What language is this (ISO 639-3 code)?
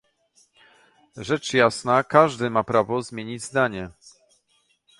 pol